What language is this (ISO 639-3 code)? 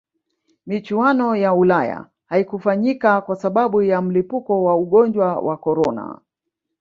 swa